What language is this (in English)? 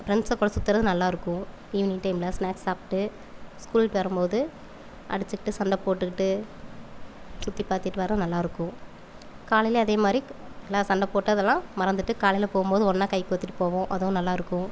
Tamil